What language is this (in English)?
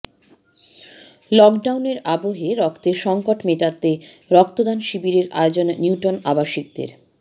Bangla